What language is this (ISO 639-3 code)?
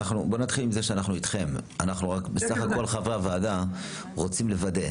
heb